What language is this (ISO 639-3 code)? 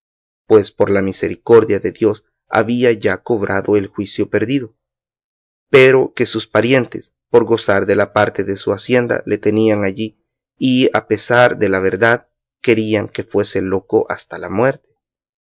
spa